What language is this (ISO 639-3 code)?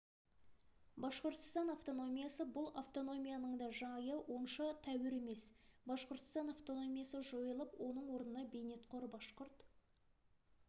kaz